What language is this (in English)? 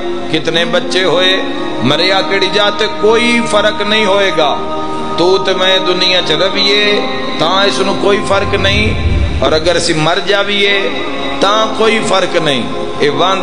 Hindi